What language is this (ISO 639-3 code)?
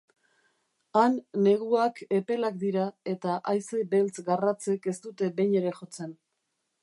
eus